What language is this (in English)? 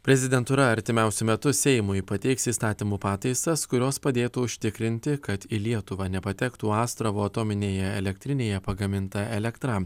Lithuanian